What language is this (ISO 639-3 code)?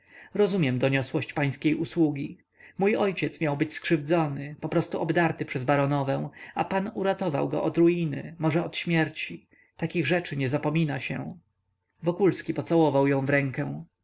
pol